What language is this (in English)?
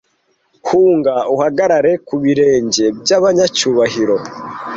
Kinyarwanda